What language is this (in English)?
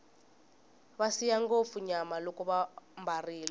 Tsonga